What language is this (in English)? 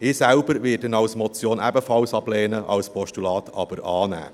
Swiss German